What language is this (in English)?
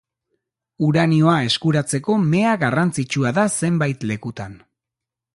Basque